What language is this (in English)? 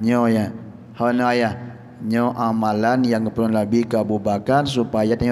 Malay